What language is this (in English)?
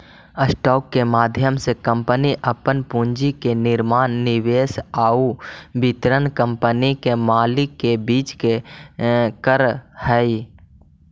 Magahi